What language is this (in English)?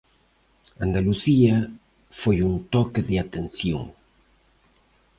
Galician